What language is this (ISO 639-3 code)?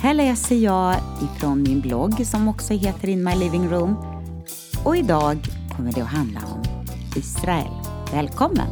swe